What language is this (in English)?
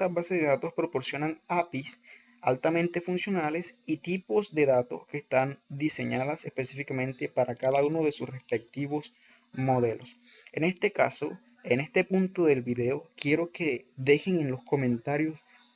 Spanish